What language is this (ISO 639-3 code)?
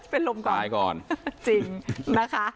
tha